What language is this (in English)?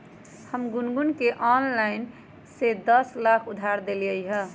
Magahi